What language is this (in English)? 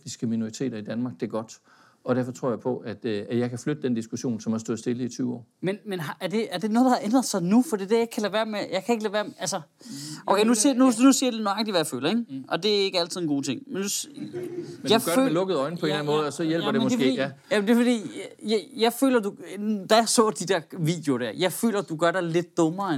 Danish